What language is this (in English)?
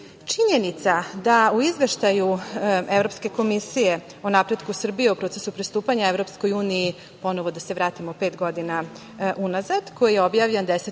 Serbian